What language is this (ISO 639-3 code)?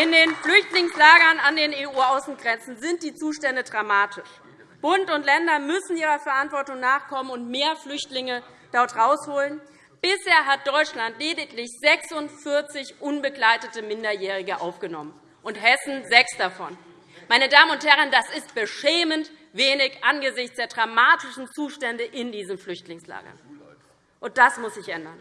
deu